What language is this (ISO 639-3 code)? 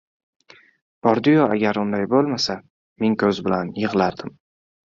uzb